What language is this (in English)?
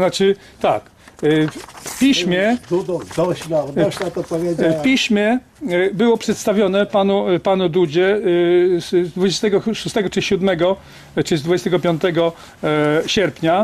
Polish